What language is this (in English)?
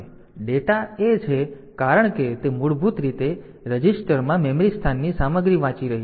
Gujarati